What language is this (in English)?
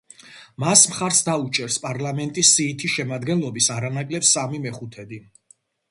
Georgian